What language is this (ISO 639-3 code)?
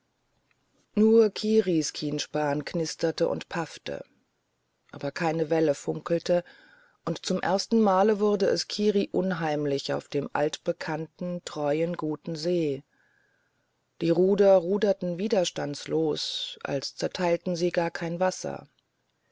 deu